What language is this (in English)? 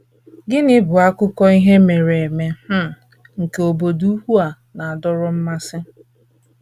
Igbo